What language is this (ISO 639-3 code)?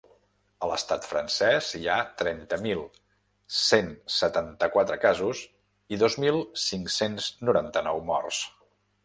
cat